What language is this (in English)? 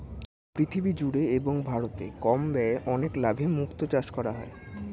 Bangla